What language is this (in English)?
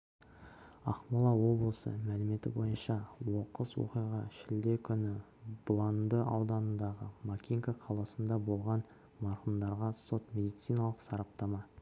Kazakh